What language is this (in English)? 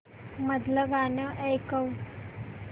Marathi